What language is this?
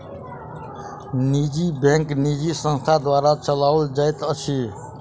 Maithili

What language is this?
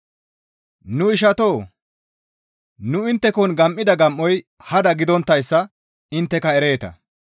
Gamo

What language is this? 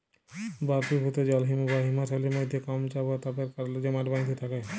Bangla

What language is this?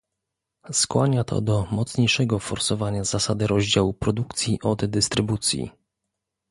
Polish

